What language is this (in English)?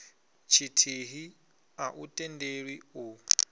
Venda